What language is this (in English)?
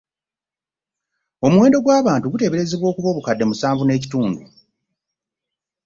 Ganda